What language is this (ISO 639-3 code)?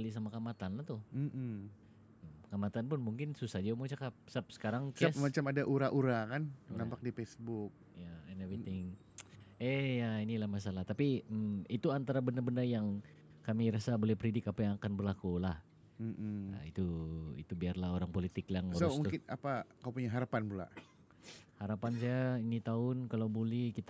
msa